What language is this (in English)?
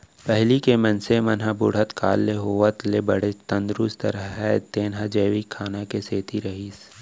Chhattisgarhi